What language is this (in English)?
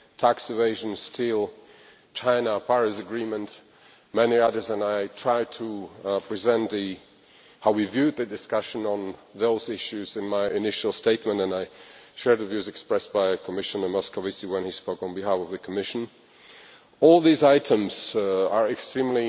English